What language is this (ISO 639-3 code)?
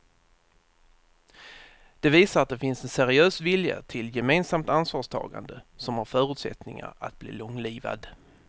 swe